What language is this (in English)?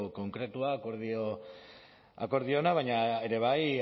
Basque